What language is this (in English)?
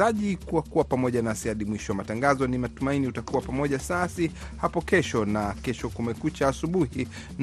Swahili